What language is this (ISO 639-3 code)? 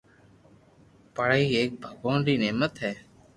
lrk